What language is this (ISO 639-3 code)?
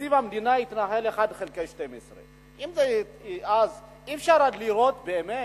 heb